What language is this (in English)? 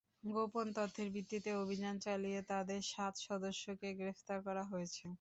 Bangla